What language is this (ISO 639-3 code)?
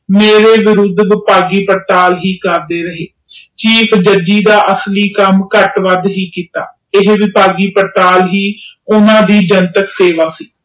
pan